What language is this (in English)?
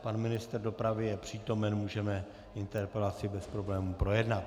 Czech